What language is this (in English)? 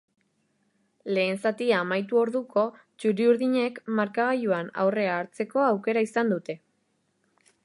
Basque